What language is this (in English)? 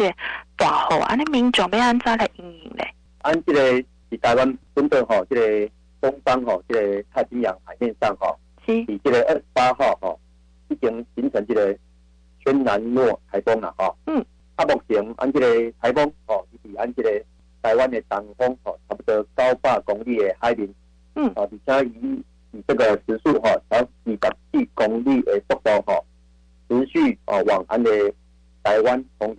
Chinese